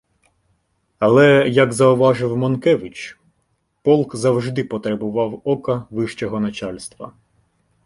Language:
Ukrainian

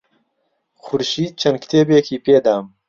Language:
Central Kurdish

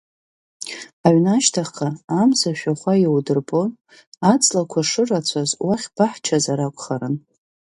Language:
Abkhazian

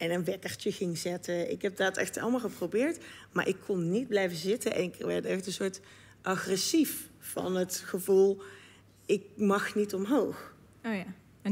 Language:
Dutch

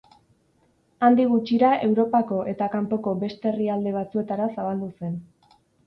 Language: Basque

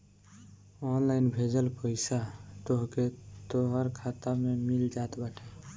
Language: Bhojpuri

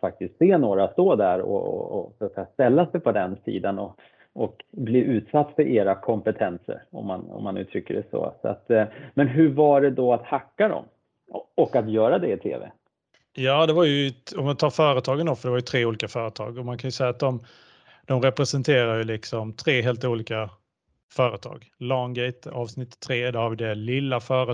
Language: Swedish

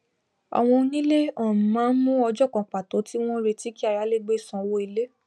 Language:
Yoruba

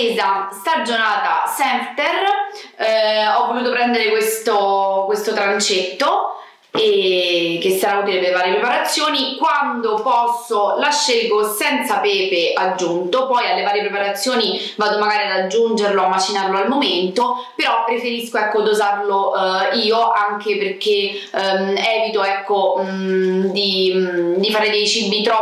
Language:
Italian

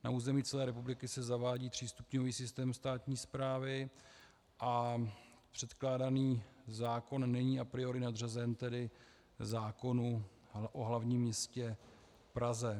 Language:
Czech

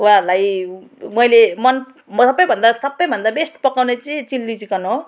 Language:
Nepali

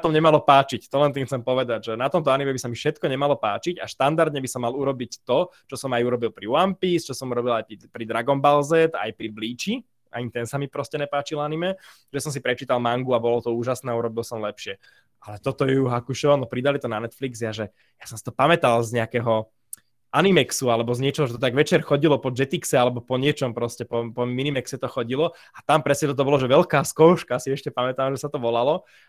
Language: Slovak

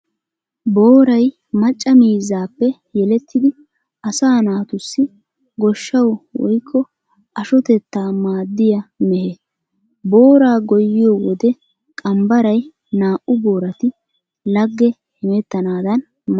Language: Wolaytta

